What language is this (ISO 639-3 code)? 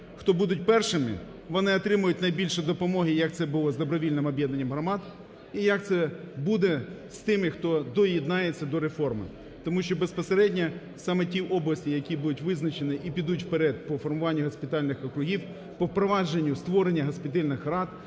ukr